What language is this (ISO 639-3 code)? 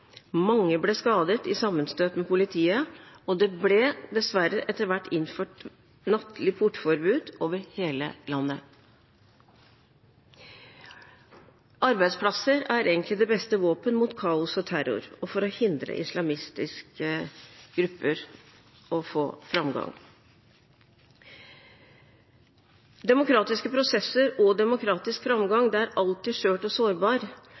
nob